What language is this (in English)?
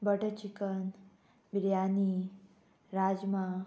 Konkani